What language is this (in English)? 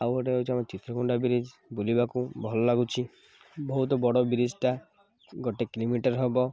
Odia